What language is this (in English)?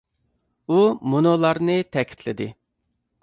Uyghur